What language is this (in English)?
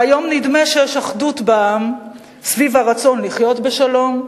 Hebrew